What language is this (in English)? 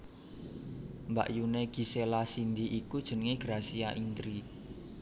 Javanese